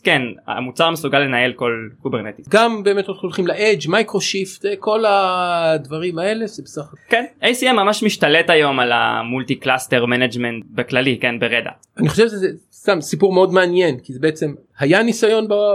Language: Hebrew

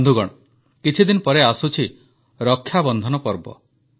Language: Odia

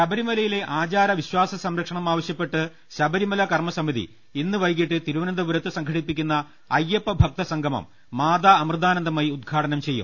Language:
Malayalam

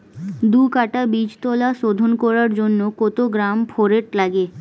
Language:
Bangla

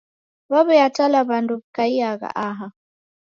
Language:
Taita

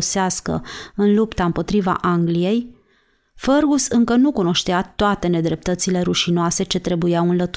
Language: Romanian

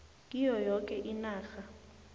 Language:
South Ndebele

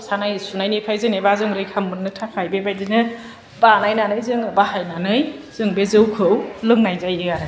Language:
Bodo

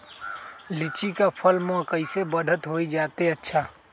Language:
Magahi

